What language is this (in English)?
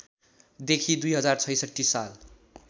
Nepali